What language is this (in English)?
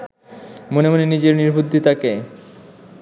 Bangla